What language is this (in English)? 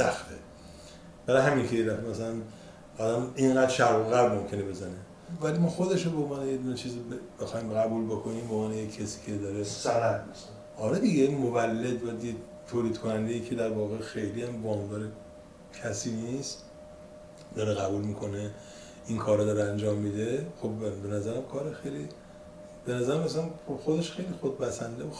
Persian